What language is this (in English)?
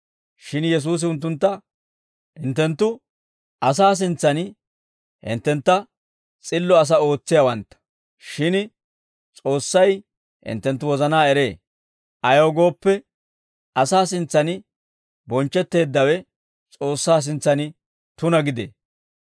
Dawro